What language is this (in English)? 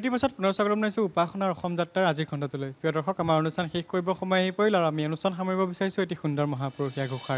Thai